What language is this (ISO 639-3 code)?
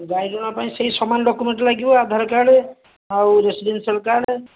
ori